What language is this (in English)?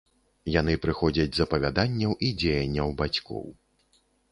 Belarusian